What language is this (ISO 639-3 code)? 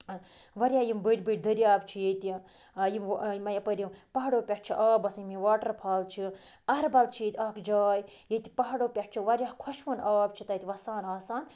kas